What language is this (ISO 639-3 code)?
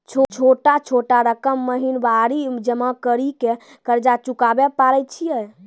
mai